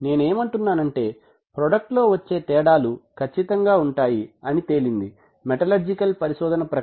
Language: Telugu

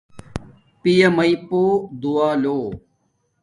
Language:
Domaaki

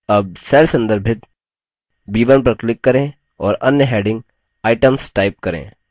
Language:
Hindi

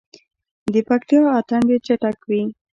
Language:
Pashto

